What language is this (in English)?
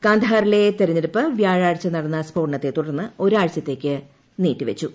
Malayalam